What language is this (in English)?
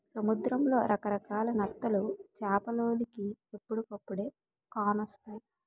Telugu